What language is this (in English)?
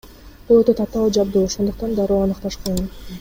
Kyrgyz